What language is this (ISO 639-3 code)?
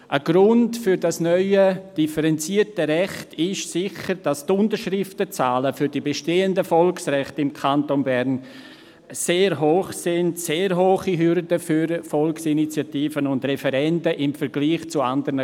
gsw